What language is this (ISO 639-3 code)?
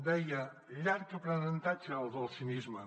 cat